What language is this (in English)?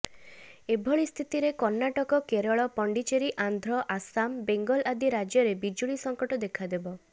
Odia